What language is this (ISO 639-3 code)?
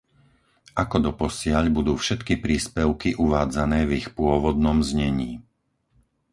slk